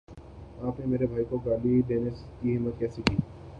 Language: Urdu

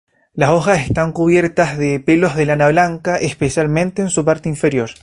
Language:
Spanish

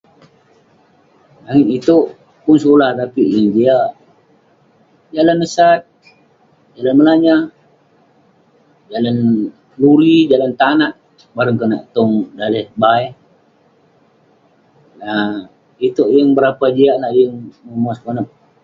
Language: Western Penan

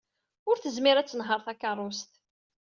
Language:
Kabyle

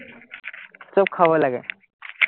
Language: Assamese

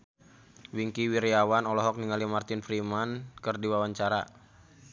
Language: Sundanese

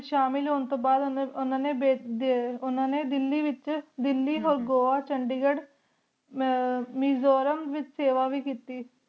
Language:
Punjabi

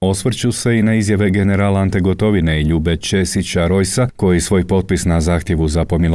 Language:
Croatian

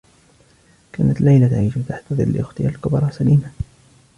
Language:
Arabic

